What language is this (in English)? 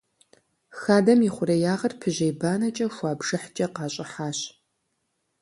Kabardian